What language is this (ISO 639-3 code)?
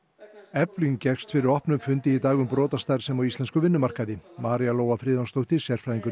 isl